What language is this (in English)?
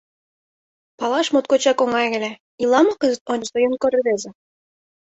Mari